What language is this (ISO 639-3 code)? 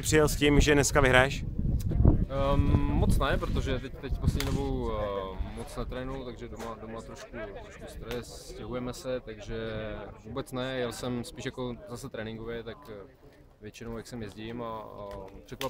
ces